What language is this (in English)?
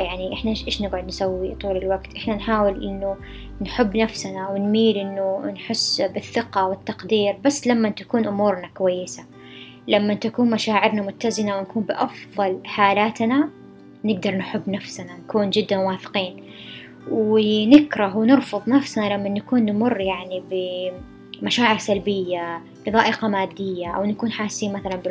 Arabic